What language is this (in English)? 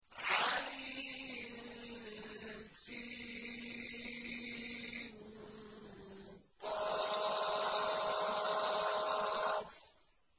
Arabic